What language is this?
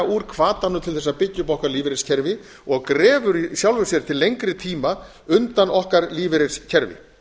Icelandic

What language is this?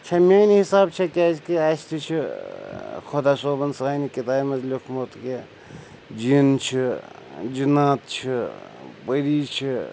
Kashmiri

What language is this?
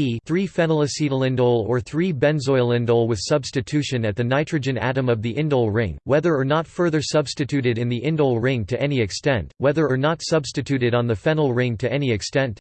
English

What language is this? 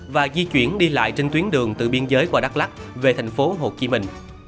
Vietnamese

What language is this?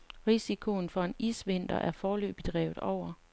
Danish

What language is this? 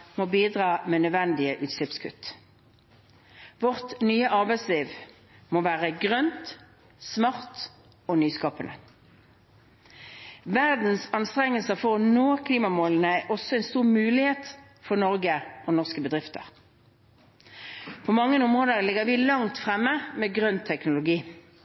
Norwegian Bokmål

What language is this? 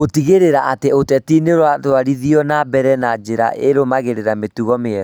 Kikuyu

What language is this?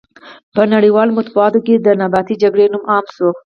Pashto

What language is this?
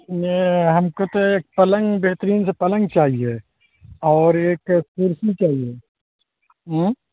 Urdu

